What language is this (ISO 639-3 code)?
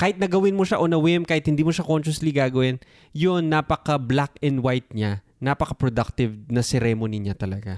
fil